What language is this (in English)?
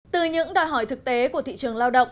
Vietnamese